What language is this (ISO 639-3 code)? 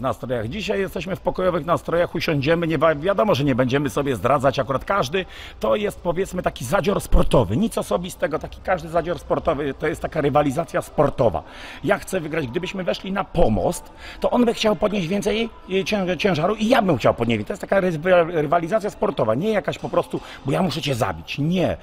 pol